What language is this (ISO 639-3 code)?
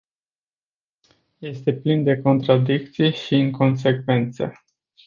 ron